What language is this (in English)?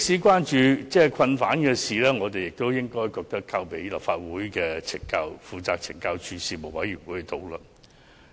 Cantonese